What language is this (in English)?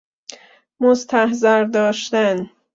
Persian